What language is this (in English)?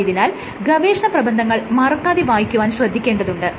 Malayalam